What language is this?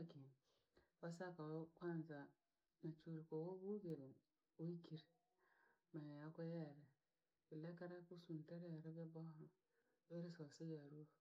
Langi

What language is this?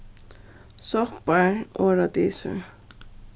Faroese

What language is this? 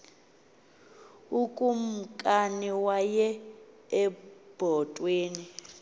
Xhosa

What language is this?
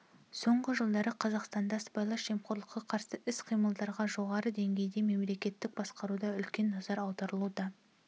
Kazakh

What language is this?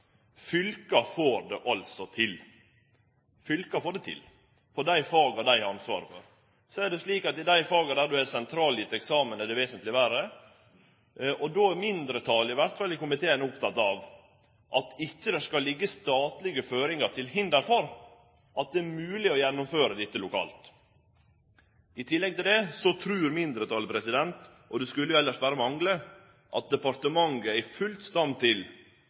Norwegian Nynorsk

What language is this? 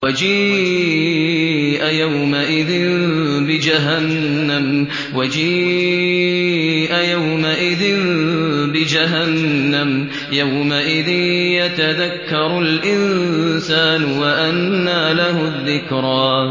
Arabic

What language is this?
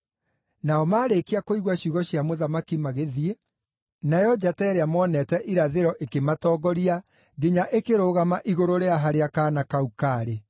Kikuyu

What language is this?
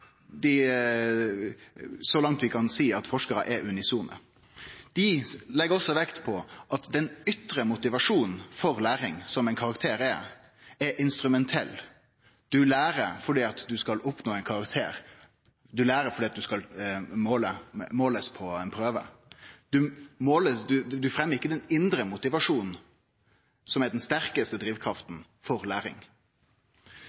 Norwegian Nynorsk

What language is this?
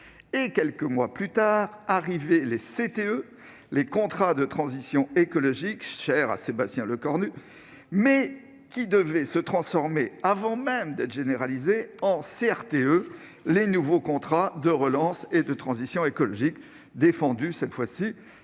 French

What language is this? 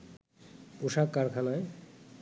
Bangla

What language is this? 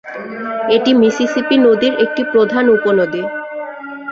Bangla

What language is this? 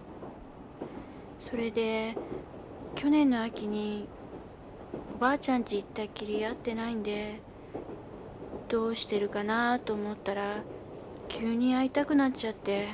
Japanese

